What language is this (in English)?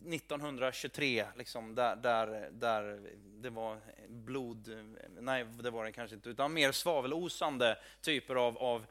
Swedish